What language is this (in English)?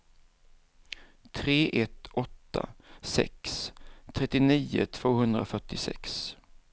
Swedish